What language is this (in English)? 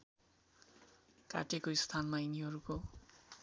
Nepali